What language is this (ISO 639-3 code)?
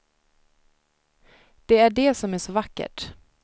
swe